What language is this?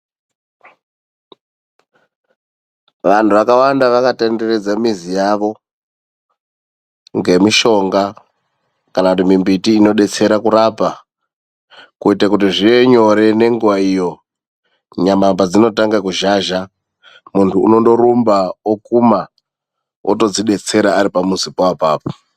Ndau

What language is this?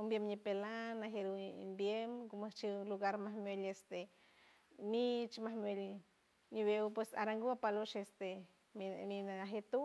San Francisco Del Mar Huave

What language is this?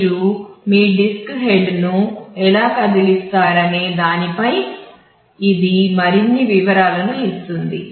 Telugu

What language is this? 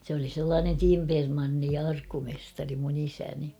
Finnish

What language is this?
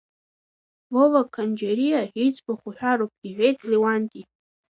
Abkhazian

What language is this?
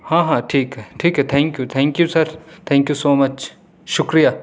Urdu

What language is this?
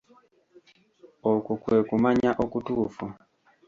Ganda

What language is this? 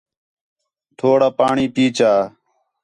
Khetrani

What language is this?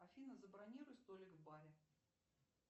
Russian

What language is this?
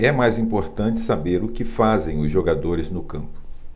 Portuguese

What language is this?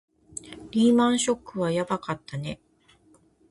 Japanese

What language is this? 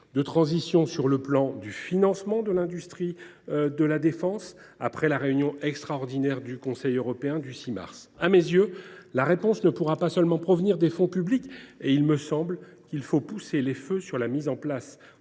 French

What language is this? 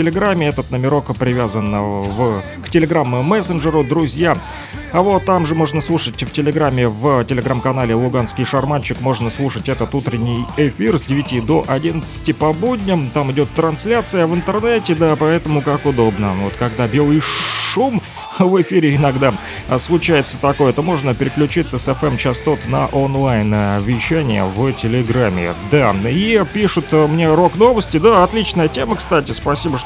Russian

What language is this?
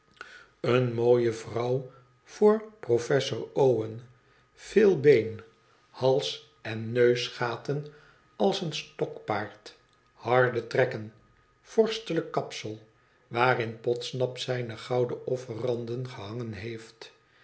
Dutch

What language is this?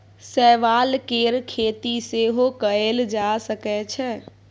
Maithili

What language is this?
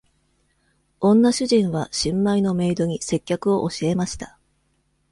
Japanese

